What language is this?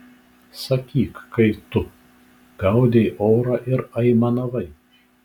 Lithuanian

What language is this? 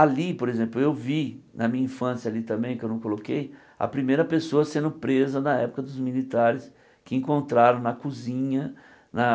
Portuguese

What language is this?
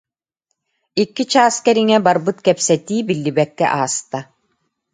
Yakut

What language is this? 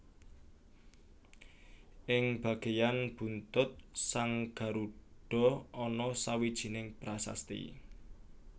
Javanese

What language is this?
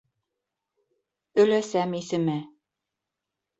Bashkir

